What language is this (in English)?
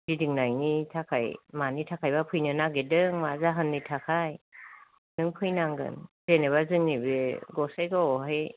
Bodo